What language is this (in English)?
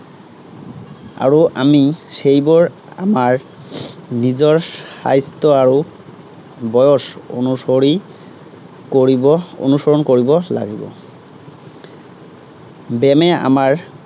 Assamese